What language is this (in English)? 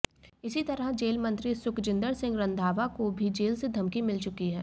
Hindi